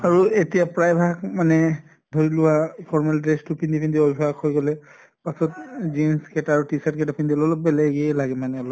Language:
Assamese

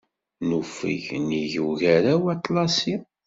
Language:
Kabyle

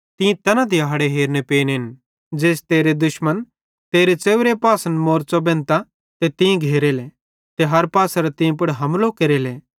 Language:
Bhadrawahi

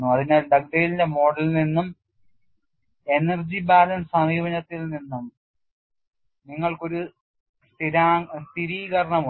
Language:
Malayalam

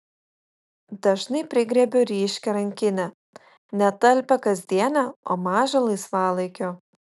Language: Lithuanian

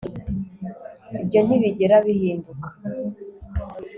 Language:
Kinyarwanda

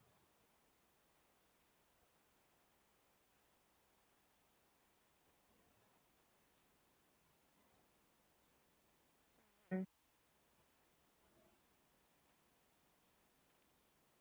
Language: English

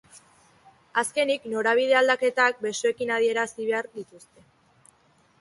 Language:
Basque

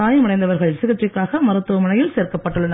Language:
Tamil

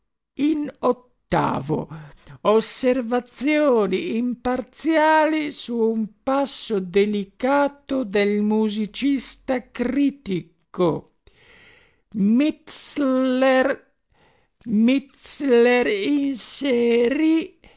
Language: Italian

